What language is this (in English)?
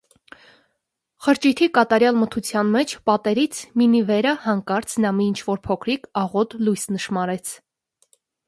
Armenian